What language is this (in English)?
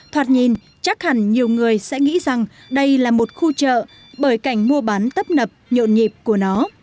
Vietnamese